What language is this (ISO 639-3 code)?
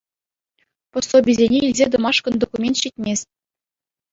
chv